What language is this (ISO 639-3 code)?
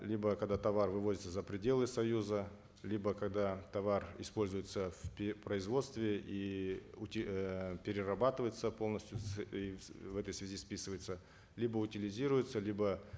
kaz